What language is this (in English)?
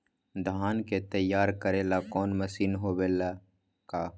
Magahi